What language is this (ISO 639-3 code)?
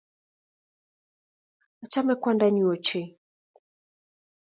kln